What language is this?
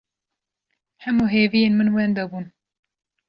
Kurdish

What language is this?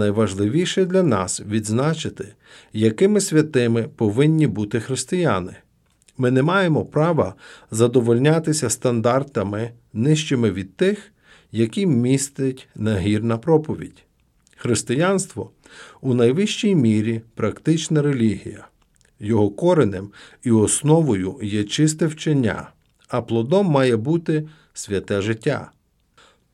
Ukrainian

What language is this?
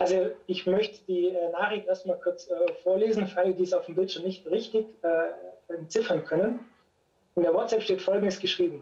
German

